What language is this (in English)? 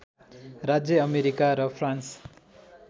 Nepali